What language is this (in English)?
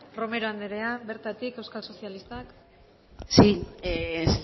Basque